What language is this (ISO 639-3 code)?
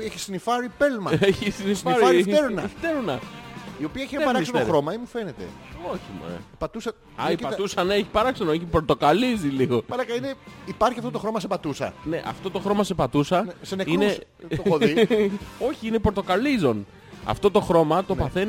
ell